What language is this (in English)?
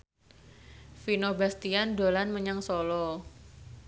Javanese